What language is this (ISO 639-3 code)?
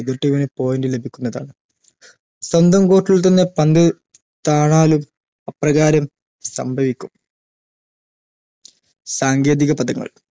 mal